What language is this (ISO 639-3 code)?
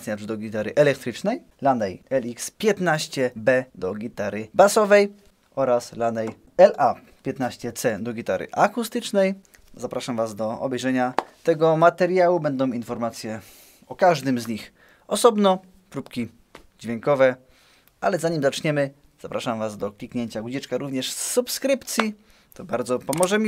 pol